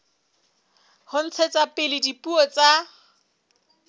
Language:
Southern Sotho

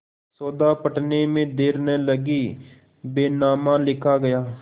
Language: Hindi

